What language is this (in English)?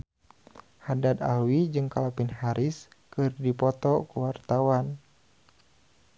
Sundanese